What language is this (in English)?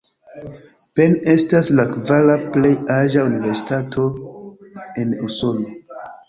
Esperanto